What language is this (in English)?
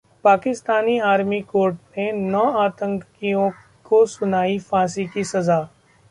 Hindi